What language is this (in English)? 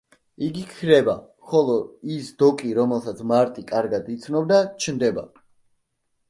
Georgian